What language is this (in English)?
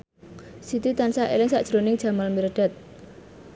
Javanese